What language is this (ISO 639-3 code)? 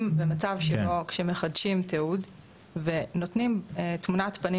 heb